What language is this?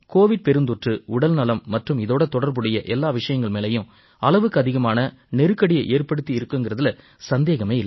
Tamil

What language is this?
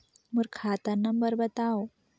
Chhattisgarhi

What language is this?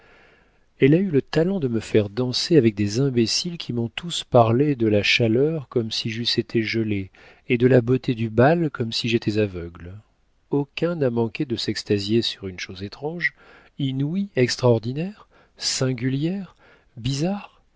French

